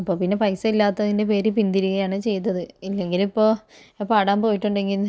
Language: Malayalam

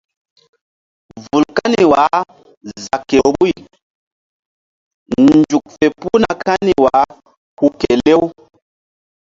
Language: Mbum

